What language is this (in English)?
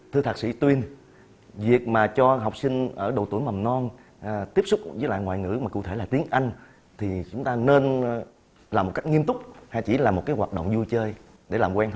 Vietnamese